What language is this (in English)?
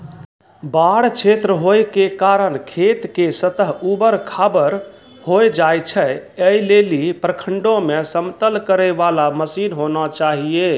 Maithili